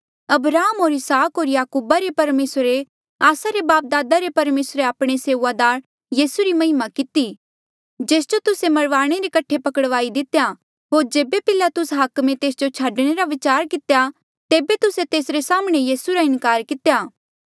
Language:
Mandeali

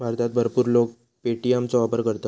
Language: Marathi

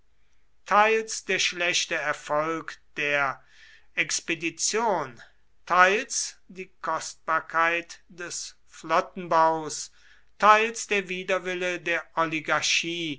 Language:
German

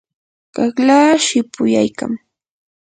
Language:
Yanahuanca Pasco Quechua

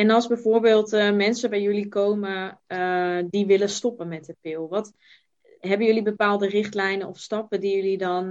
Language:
Dutch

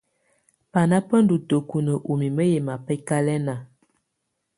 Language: Tunen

